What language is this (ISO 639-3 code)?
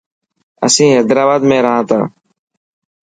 mki